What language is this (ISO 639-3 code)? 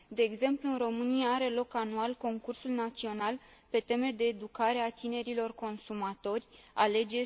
ron